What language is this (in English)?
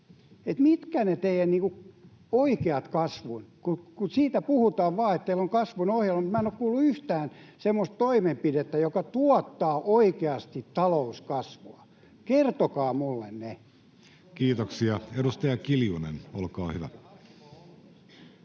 Finnish